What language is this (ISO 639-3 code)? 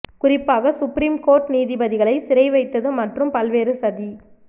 tam